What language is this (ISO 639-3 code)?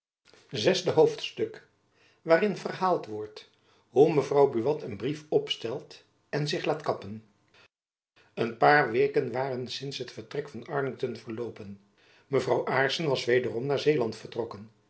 nld